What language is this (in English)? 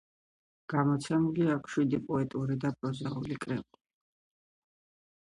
Georgian